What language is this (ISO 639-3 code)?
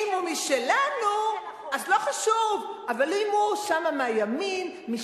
heb